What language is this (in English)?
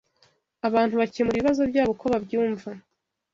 Kinyarwanda